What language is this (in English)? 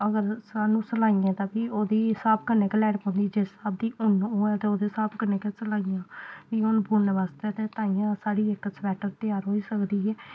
Dogri